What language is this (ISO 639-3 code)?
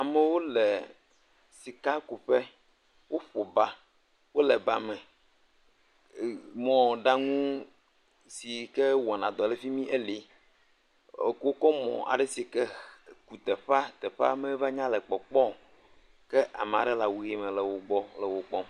ewe